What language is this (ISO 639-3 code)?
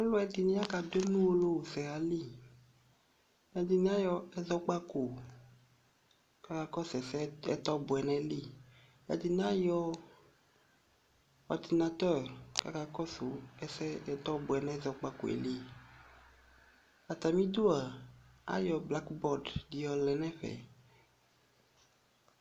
kpo